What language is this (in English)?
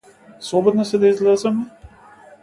Macedonian